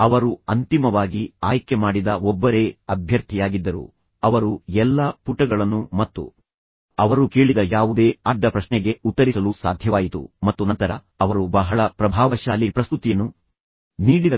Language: Kannada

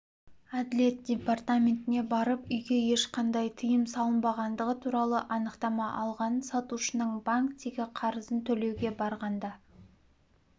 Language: Kazakh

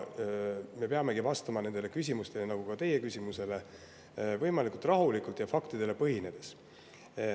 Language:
Estonian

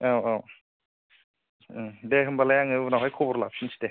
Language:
Bodo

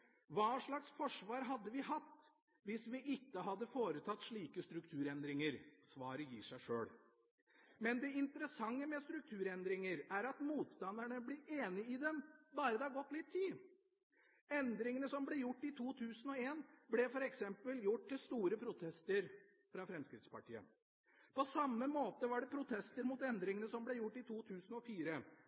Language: Norwegian Bokmål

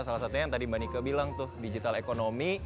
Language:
Indonesian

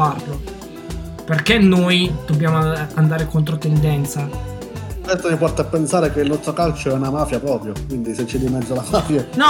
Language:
Italian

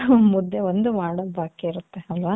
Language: Kannada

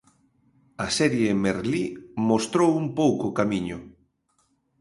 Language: Galician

